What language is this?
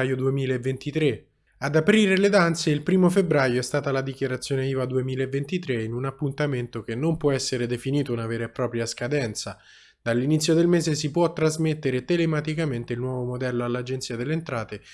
Italian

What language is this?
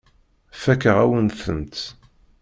Kabyle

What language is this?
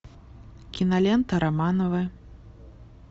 Russian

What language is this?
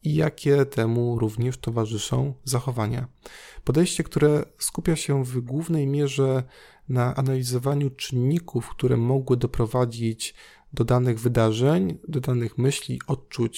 Polish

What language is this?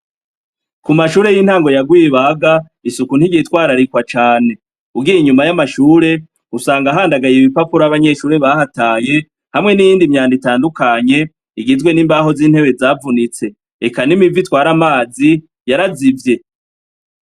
Rundi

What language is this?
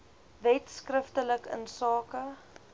Afrikaans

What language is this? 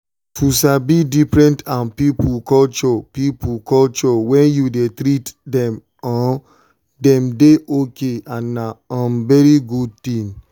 Nigerian Pidgin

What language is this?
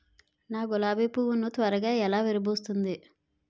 Telugu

